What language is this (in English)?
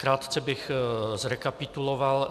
Czech